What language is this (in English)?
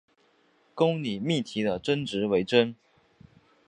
Chinese